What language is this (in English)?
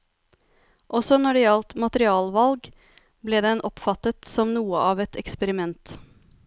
Norwegian